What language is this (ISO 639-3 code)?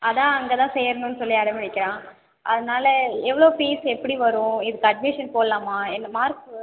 tam